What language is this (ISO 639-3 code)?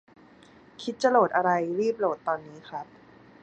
tha